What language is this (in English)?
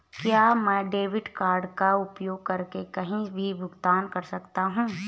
Hindi